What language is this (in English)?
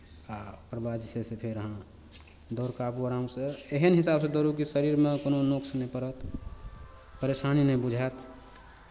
Maithili